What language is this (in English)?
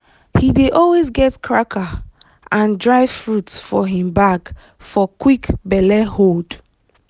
Nigerian Pidgin